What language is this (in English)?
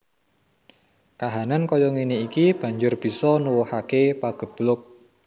Javanese